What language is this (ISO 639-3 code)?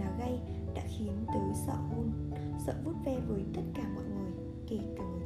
vie